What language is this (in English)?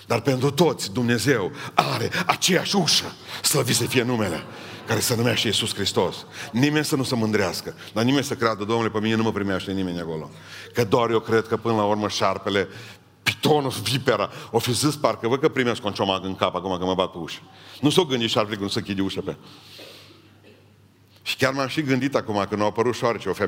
Romanian